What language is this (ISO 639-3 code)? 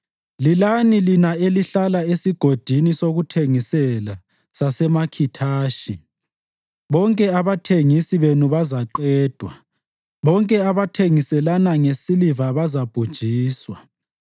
nde